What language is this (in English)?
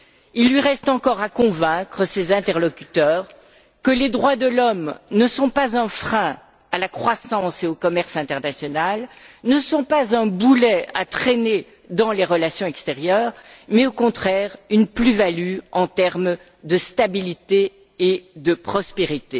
French